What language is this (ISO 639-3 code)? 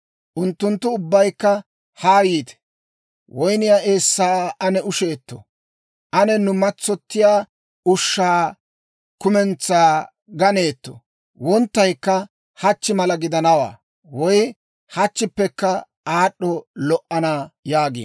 dwr